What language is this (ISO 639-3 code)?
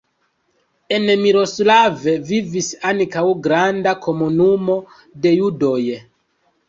epo